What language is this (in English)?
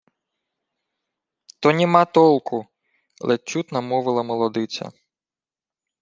Ukrainian